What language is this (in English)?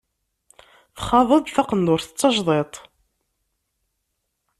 Kabyle